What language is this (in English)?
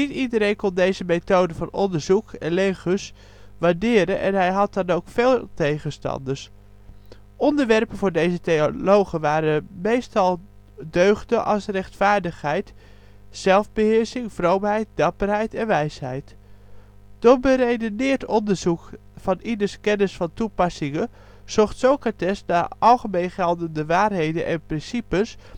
Dutch